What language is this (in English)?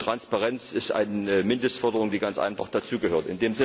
German